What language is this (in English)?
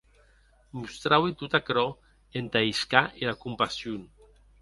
Occitan